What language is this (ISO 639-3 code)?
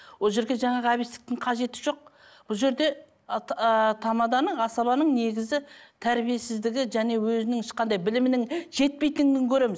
kaz